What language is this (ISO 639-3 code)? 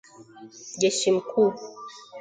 swa